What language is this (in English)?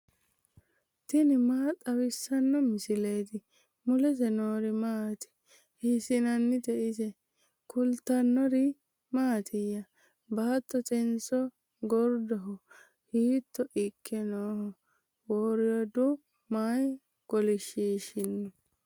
Sidamo